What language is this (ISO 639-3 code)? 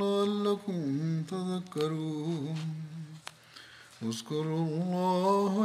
bul